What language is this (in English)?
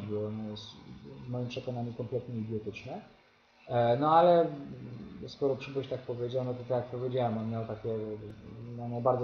Polish